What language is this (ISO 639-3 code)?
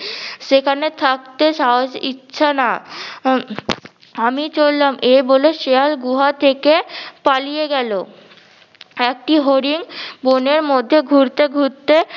ben